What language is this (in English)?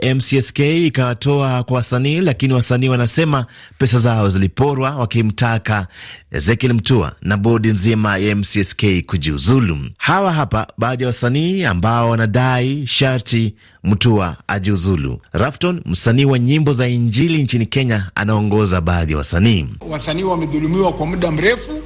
Swahili